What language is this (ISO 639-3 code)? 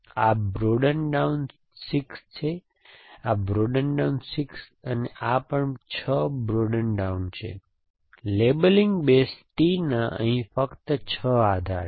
guj